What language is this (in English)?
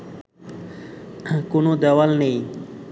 Bangla